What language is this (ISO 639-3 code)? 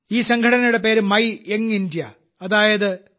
mal